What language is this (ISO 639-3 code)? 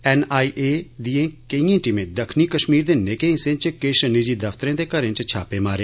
doi